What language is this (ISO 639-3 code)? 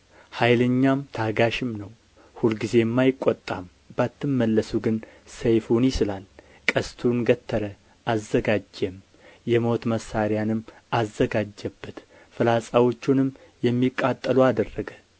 amh